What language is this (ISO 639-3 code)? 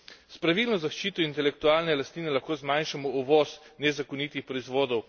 slv